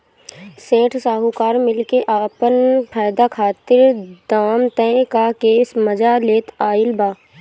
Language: Bhojpuri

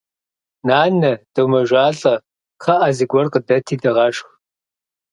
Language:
Kabardian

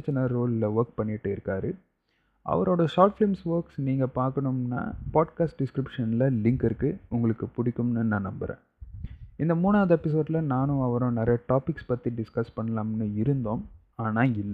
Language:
Tamil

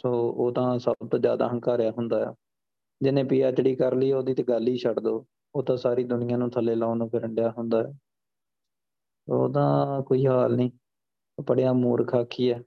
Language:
Punjabi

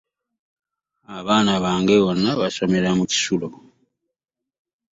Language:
Ganda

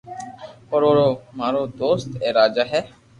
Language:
Loarki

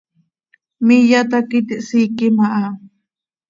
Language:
Seri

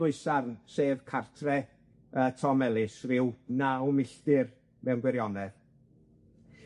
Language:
Welsh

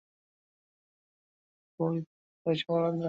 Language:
Bangla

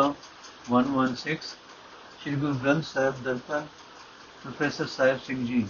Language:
Punjabi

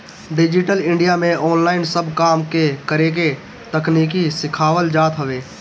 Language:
Bhojpuri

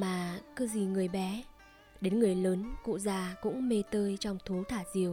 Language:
Vietnamese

